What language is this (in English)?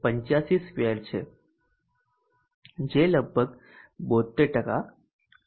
Gujarati